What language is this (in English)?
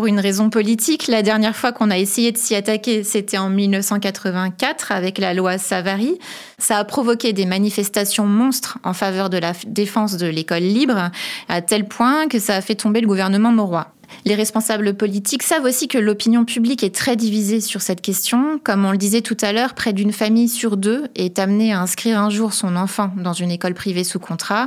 French